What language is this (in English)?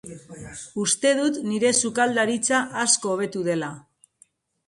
Basque